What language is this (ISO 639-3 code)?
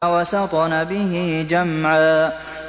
ara